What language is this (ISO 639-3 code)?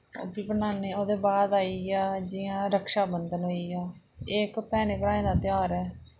doi